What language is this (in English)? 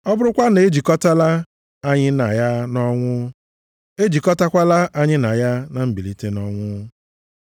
Igbo